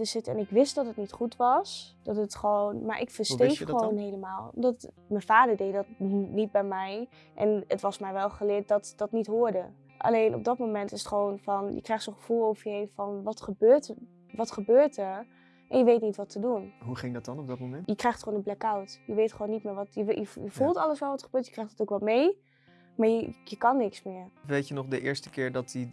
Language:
Dutch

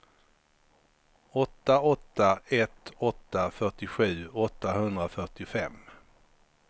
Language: Swedish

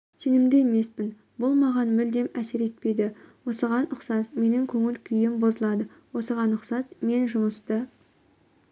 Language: Kazakh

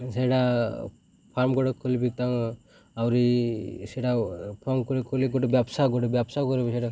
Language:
Odia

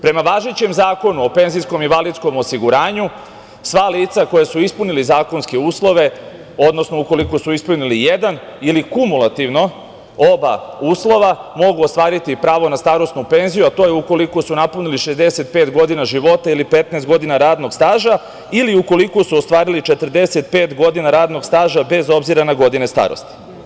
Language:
Serbian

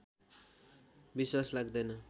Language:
Nepali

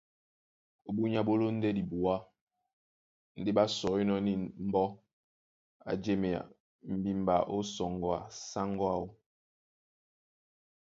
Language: Duala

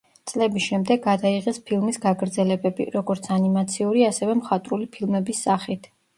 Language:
Georgian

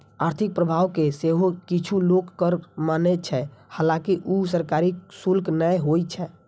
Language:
Maithili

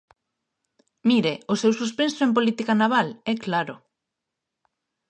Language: Galician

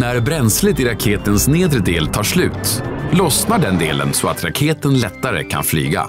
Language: Swedish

